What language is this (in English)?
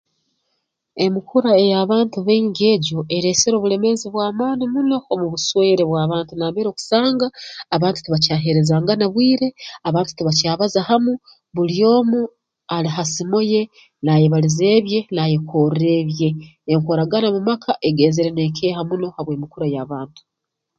Tooro